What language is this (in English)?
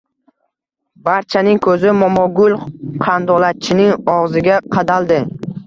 Uzbek